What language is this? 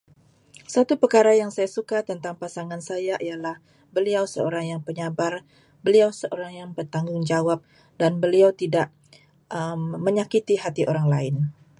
Malay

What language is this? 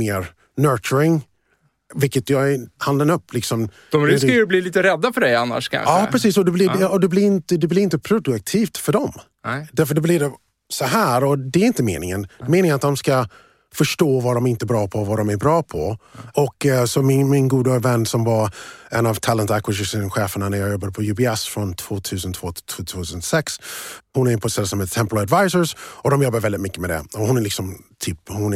Swedish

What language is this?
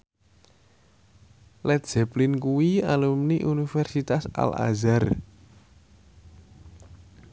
Javanese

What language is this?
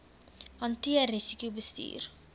Afrikaans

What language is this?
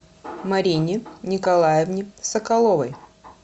Russian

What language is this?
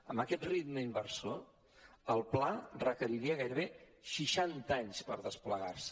Catalan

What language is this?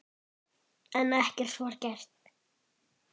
Icelandic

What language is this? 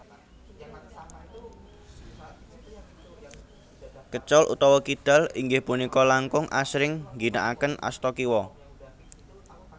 Javanese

